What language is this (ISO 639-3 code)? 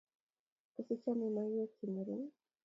kln